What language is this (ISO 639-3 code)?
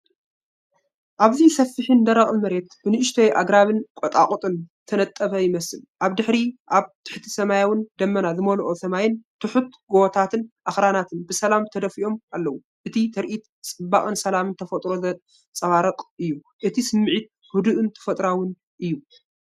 tir